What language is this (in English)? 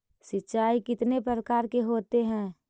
Magahi